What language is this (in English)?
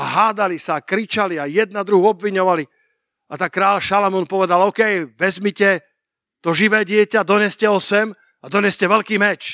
Slovak